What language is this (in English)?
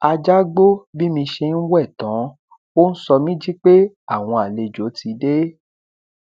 Yoruba